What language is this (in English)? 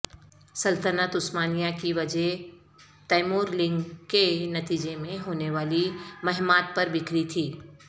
Urdu